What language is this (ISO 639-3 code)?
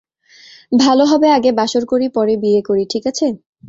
ben